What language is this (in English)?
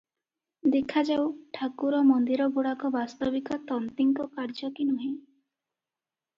Odia